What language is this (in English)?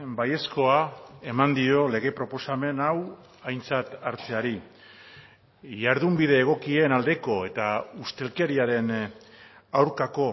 Basque